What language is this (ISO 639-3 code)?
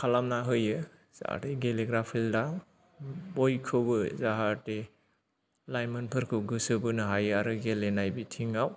brx